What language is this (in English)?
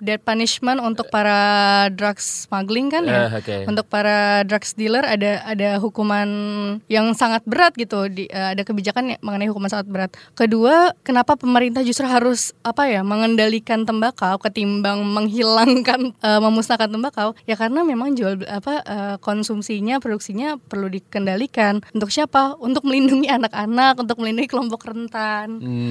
Indonesian